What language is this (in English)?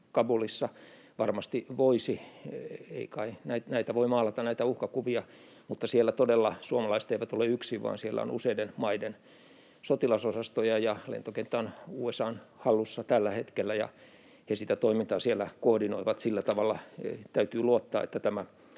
Finnish